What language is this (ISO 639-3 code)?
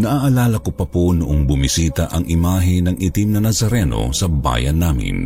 fil